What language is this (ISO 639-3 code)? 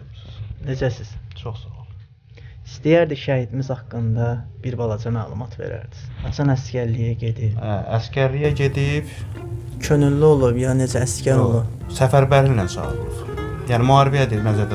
tur